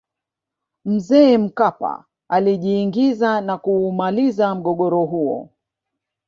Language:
Swahili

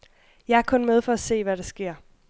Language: Danish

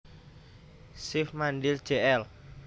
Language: Javanese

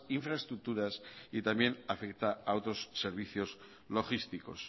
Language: Spanish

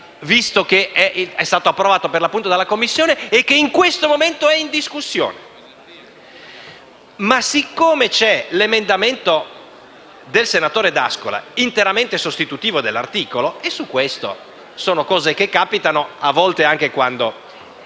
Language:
Italian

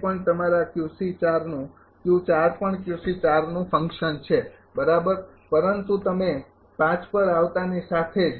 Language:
Gujarati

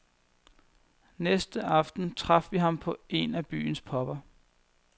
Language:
Danish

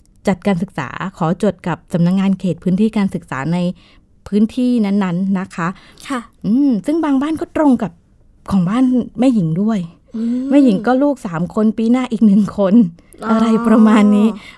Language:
Thai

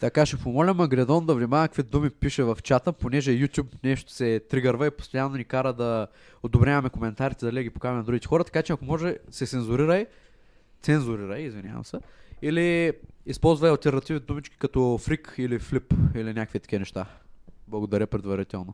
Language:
Bulgarian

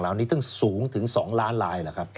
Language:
Thai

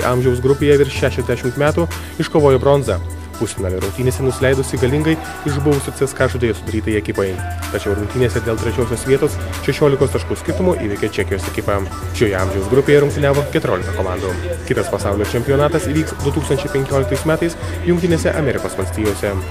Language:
Lithuanian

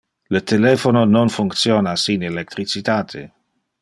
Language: Interlingua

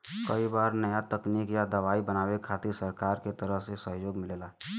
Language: Bhojpuri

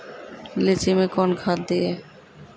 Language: Maithili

